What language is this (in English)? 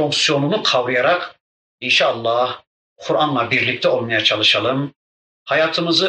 Turkish